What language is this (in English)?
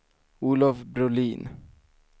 Swedish